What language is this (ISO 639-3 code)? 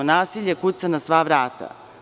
srp